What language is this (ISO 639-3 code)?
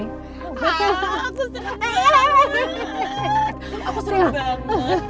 ind